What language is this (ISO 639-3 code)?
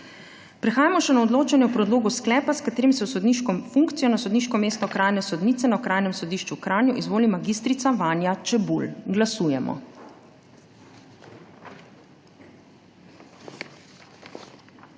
slv